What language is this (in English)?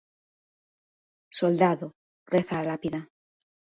Galician